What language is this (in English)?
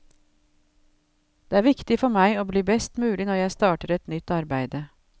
Norwegian